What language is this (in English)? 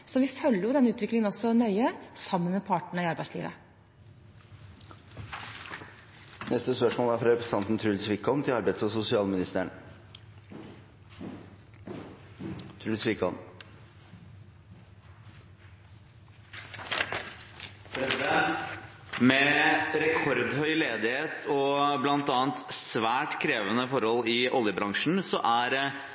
Norwegian Bokmål